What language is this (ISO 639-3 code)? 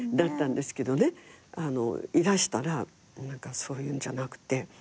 jpn